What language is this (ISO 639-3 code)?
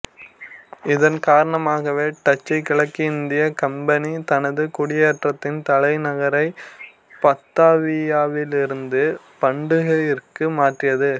tam